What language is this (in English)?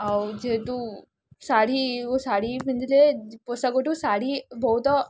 Odia